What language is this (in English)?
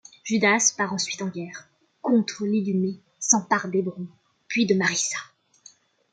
French